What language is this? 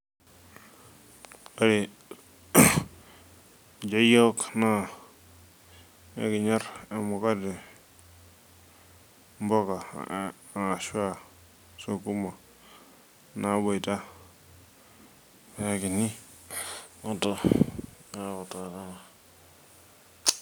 Masai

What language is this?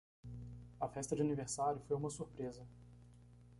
Portuguese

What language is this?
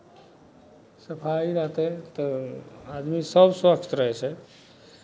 Maithili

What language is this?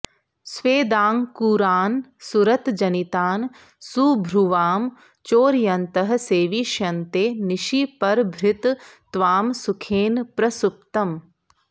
Sanskrit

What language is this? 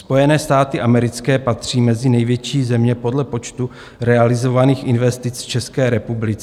Czech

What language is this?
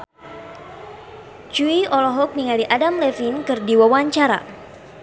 Sundanese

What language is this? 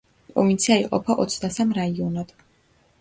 Georgian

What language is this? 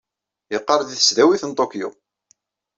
Kabyle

